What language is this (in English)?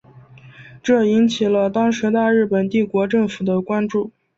Chinese